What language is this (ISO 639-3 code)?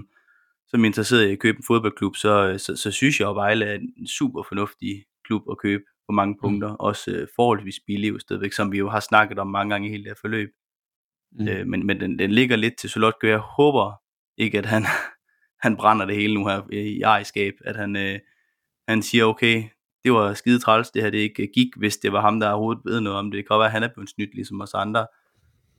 dan